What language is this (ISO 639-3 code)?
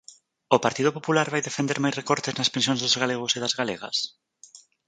glg